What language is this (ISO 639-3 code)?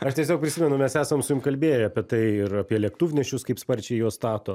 lit